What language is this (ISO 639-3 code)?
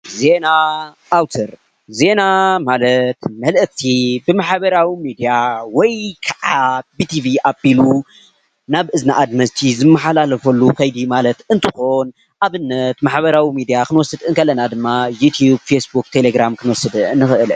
tir